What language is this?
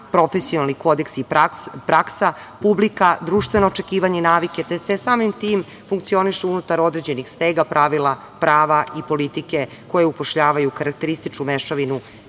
Serbian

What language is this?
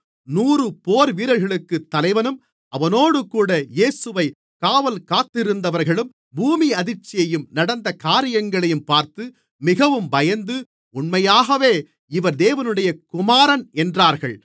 Tamil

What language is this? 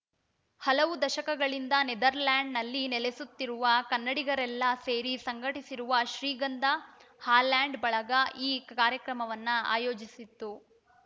Kannada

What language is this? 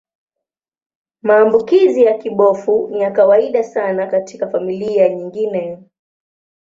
Swahili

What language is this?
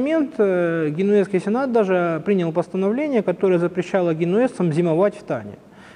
Russian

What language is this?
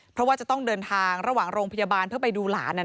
Thai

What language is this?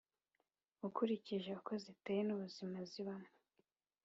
Kinyarwanda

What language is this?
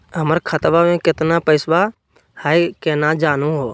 Magahi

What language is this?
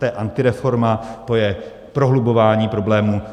Czech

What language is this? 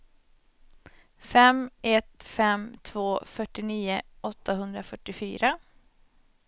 Swedish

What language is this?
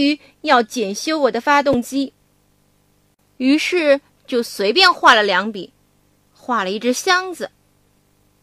Chinese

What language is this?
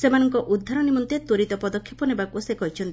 Odia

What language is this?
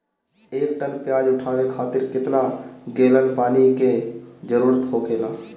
Bhojpuri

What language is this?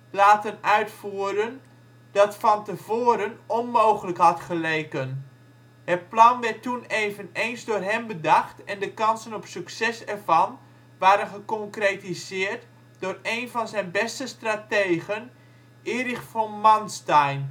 Dutch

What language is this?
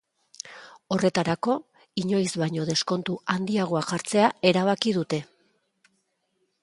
Basque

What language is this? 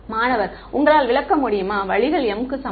Tamil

